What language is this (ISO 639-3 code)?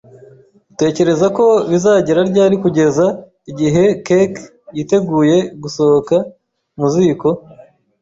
kin